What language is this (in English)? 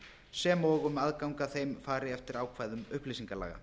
Icelandic